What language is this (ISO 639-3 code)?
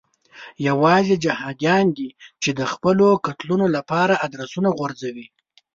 pus